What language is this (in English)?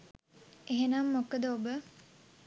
Sinhala